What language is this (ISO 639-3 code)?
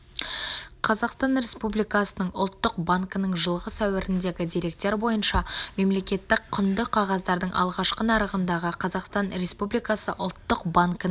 kaz